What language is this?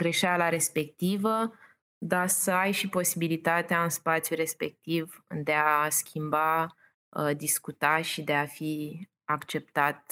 Romanian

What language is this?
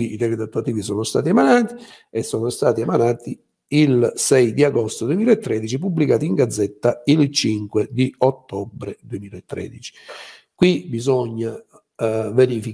Italian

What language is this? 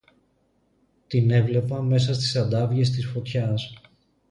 Greek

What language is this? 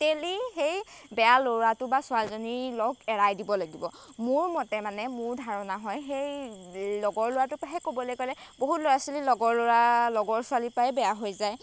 Assamese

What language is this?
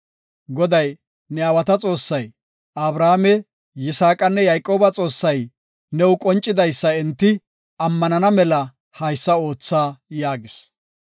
Gofa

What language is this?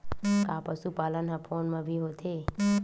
Chhattisgarhi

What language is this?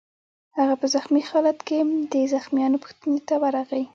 Pashto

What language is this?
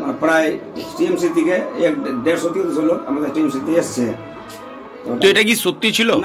Arabic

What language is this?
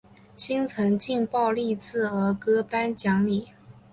Chinese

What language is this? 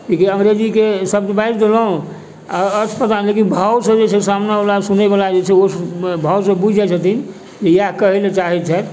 Maithili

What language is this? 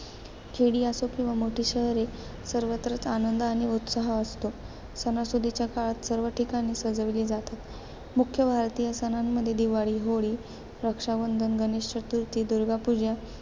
Marathi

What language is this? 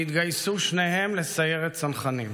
Hebrew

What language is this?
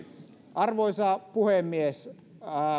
Finnish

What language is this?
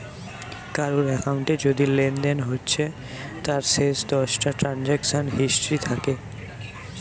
Bangla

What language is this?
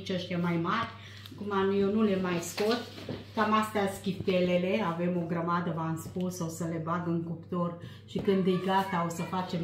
Romanian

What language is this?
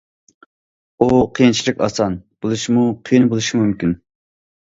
Uyghur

